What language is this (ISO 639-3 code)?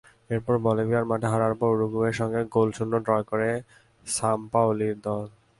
ben